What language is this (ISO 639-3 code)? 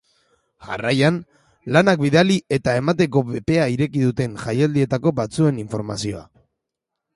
eus